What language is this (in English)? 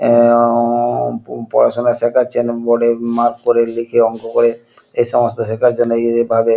Bangla